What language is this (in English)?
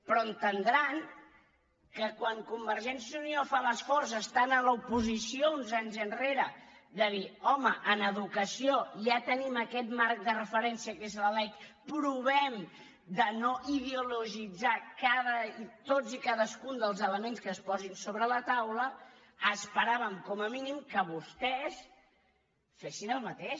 Catalan